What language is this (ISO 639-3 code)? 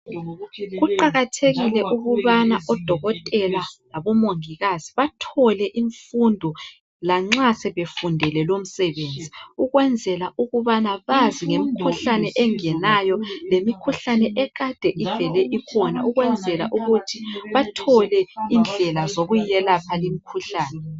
nde